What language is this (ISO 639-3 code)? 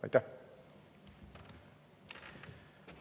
est